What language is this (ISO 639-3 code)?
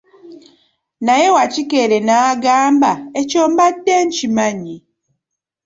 lug